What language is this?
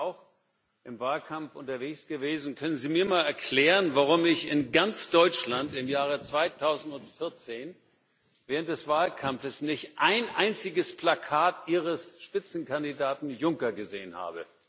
German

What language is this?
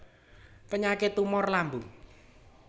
Javanese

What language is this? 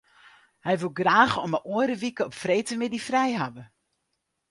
Western Frisian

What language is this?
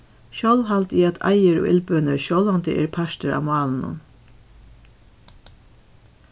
Faroese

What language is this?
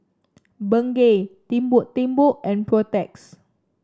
English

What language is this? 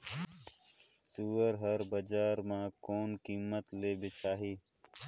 Chhattisgarhi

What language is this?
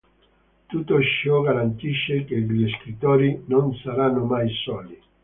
Italian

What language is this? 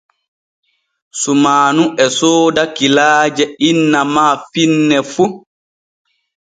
Borgu Fulfulde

